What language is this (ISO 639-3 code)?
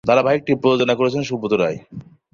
ben